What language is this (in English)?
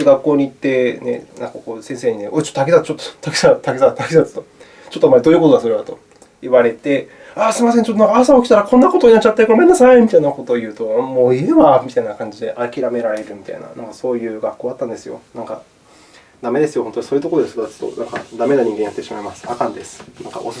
Japanese